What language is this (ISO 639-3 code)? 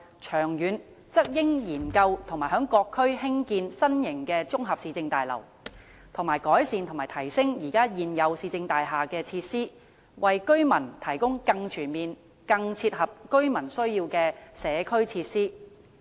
yue